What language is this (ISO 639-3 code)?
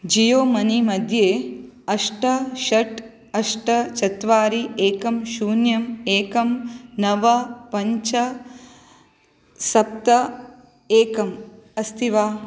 san